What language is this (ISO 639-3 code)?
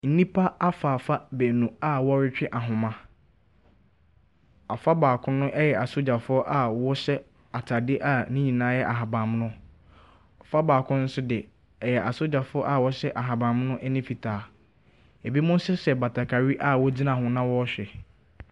aka